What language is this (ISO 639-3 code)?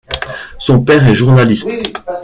fra